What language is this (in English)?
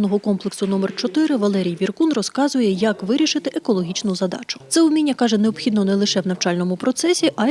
Ukrainian